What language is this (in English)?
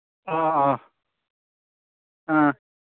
Manipuri